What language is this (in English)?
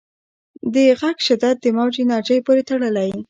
Pashto